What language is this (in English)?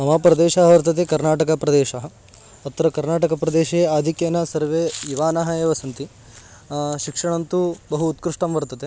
Sanskrit